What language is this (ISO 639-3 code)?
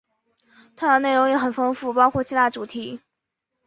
zho